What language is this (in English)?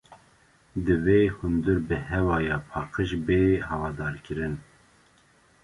Kurdish